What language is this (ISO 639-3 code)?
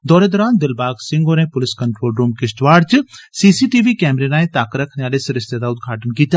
doi